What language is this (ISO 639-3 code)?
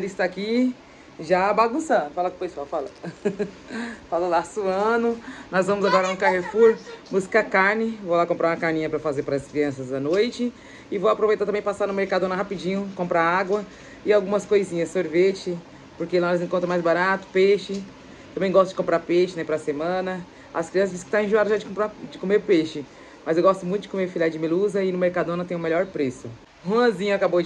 por